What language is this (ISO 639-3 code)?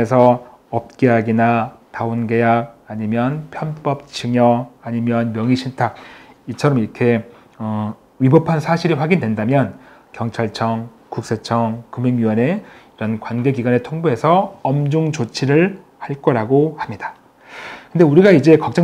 kor